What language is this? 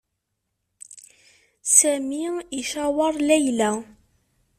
Kabyle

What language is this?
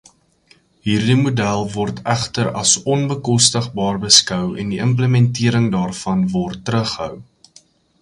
Afrikaans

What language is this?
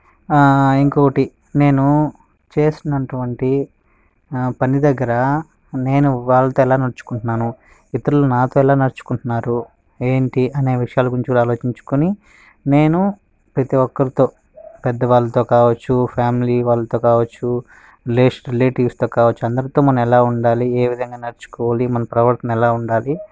Telugu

